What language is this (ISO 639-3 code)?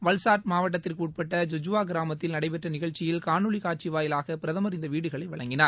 tam